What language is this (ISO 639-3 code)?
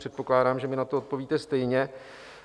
ces